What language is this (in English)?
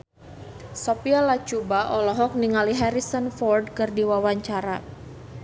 Sundanese